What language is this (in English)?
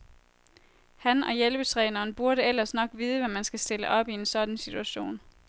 Danish